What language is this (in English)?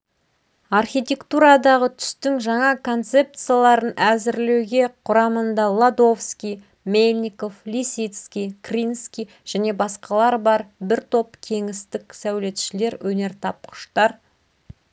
Kazakh